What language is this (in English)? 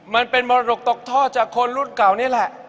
Thai